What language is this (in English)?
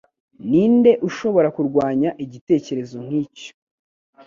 Kinyarwanda